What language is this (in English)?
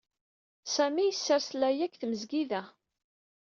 Kabyle